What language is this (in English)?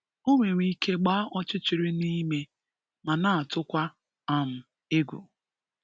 Igbo